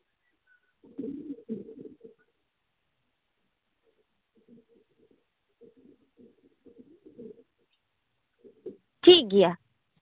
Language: Santali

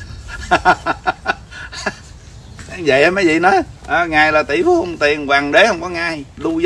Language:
Vietnamese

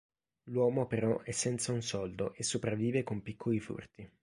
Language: Italian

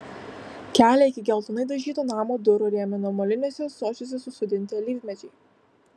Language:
Lithuanian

